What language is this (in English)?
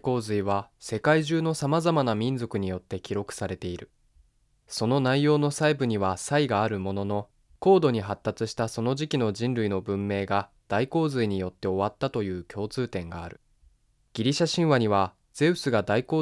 Japanese